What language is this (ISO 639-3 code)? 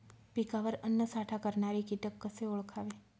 mar